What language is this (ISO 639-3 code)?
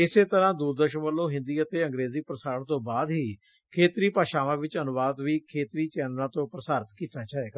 pan